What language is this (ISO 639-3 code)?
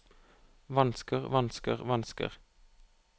nor